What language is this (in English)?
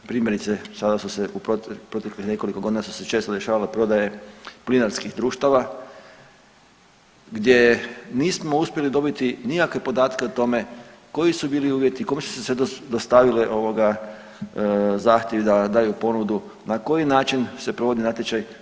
Croatian